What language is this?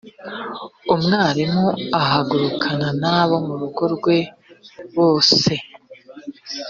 Kinyarwanda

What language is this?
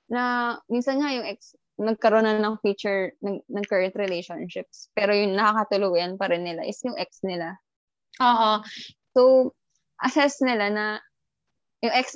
Filipino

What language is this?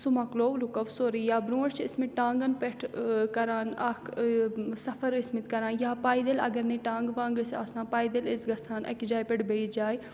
Kashmiri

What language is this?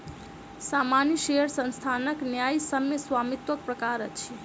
Maithili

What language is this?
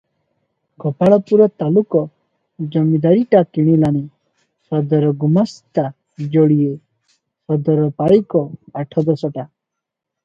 Odia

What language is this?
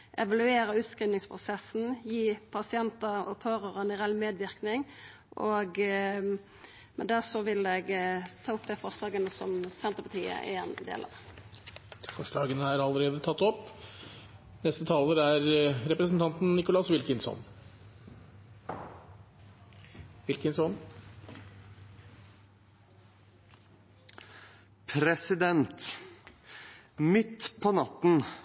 Norwegian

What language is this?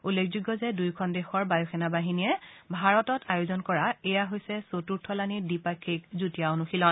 Assamese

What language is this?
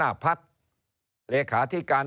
Thai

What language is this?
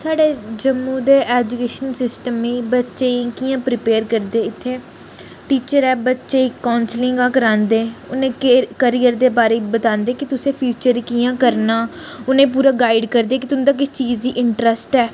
Dogri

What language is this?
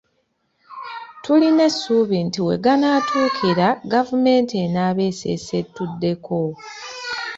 Ganda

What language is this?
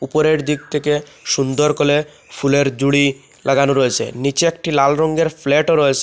Bangla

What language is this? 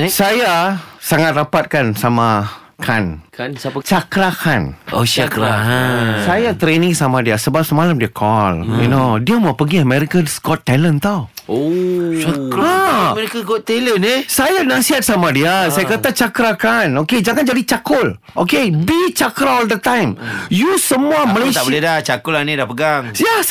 Malay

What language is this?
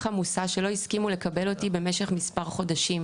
Hebrew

